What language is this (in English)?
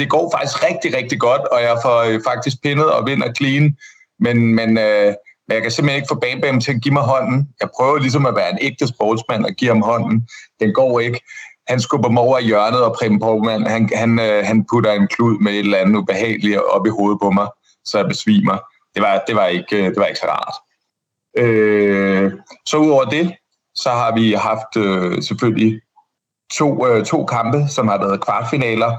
Danish